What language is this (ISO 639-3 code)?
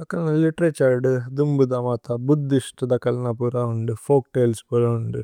tcy